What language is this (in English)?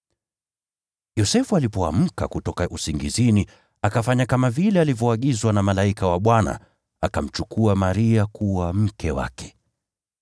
Swahili